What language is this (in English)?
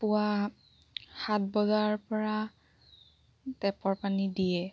Assamese